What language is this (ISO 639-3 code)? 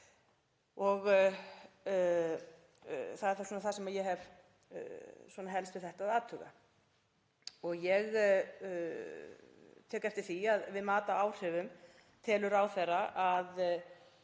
isl